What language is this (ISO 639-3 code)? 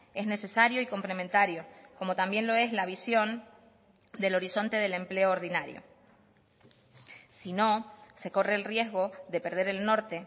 spa